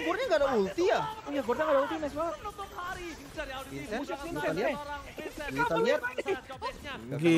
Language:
Indonesian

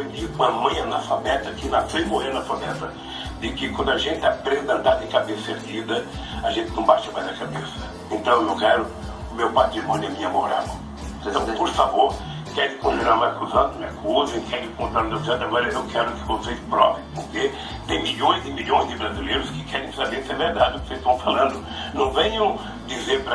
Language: Portuguese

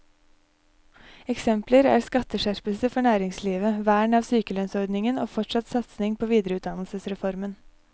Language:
Norwegian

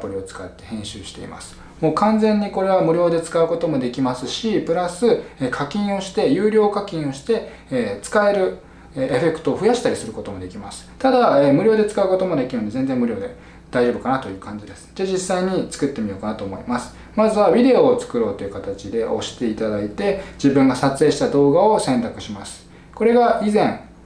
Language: Japanese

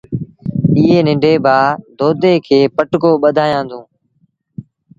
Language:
Sindhi Bhil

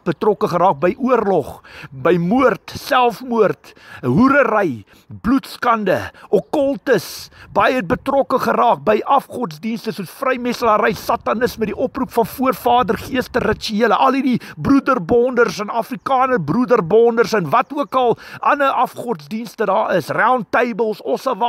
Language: Dutch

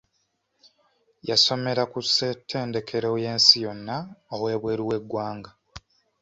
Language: Ganda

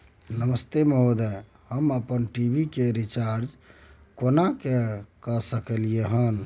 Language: Maithili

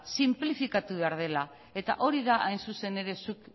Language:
Basque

